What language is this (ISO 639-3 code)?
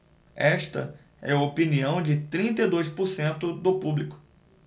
por